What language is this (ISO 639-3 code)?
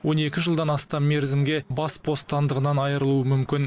kaz